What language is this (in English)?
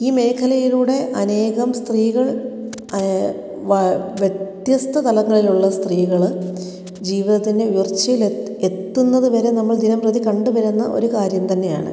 Malayalam